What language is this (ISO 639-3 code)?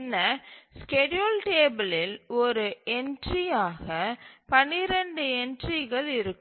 tam